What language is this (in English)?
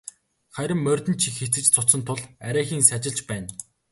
Mongolian